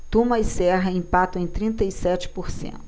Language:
Portuguese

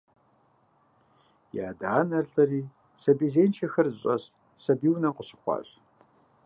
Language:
Kabardian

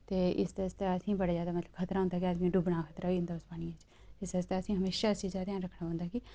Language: Dogri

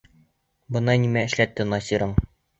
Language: Bashkir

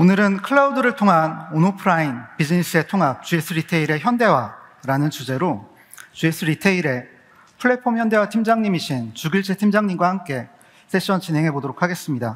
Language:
Korean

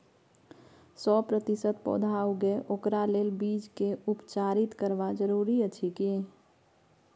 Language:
Maithili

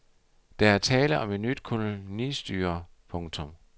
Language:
Danish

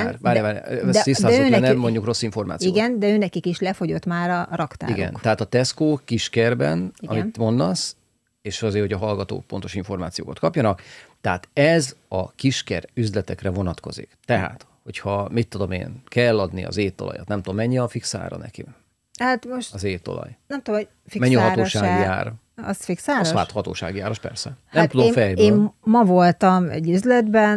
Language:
Hungarian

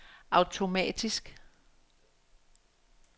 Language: Danish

